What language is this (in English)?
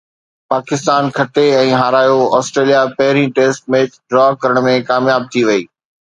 Sindhi